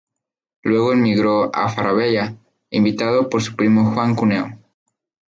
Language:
Spanish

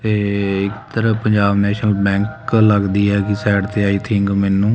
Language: Punjabi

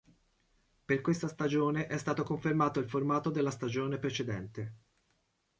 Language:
Italian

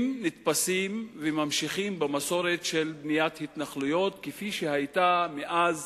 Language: Hebrew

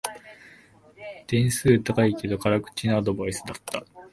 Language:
Japanese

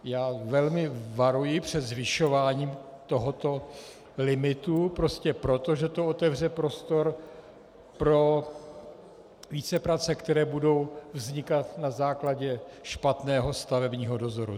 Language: Czech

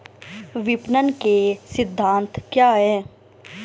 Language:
Hindi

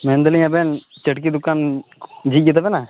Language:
Santali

